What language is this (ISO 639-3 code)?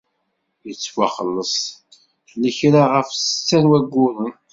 kab